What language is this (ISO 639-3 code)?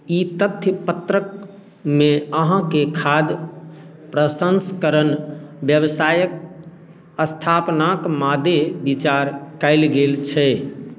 mai